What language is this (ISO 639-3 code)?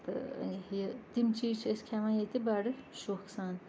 kas